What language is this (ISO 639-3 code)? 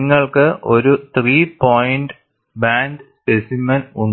mal